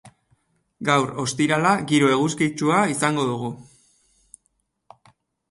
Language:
Basque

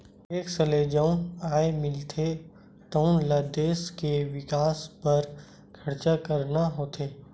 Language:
Chhattisgarhi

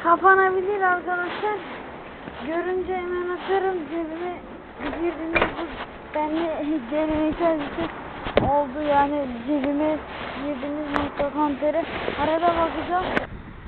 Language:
Turkish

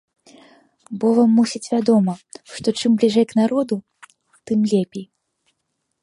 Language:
Belarusian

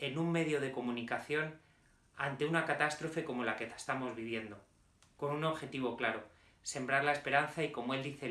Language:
Spanish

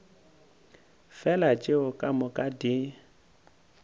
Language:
Northern Sotho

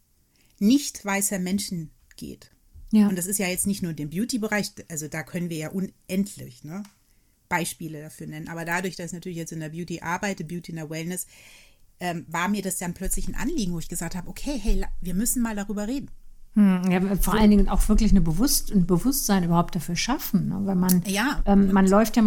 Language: German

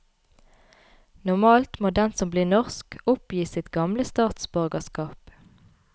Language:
Norwegian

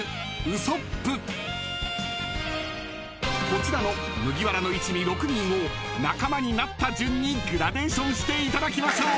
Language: Japanese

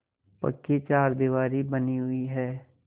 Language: Hindi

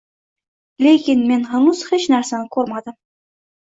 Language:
Uzbek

